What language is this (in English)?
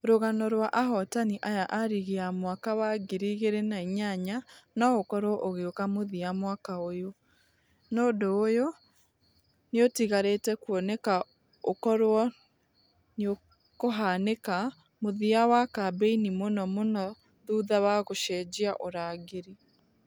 Kikuyu